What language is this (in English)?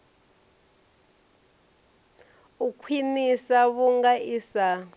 Venda